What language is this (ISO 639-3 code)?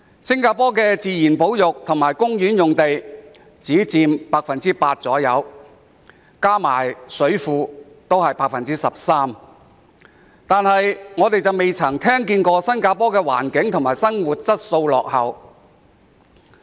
yue